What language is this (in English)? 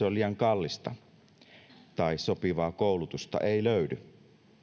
Finnish